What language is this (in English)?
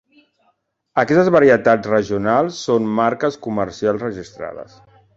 Catalan